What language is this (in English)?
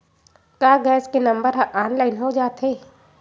Chhattisgarhi